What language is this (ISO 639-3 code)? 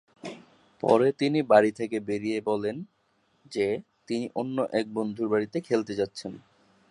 ben